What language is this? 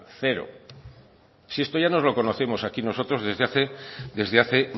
Spanish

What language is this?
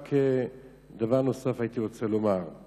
Hebrew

